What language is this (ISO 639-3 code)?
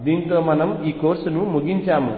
tel